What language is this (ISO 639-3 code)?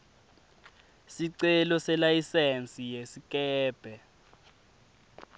ssw